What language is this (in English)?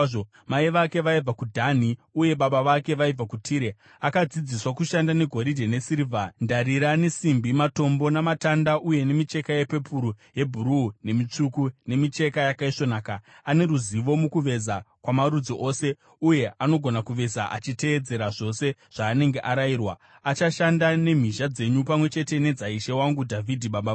Shona